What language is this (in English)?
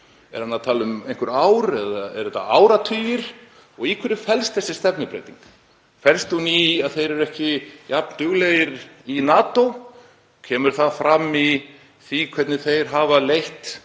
Icelandic